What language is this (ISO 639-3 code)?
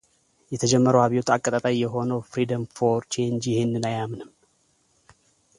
amh